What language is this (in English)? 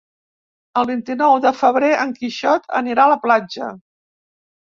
Catalan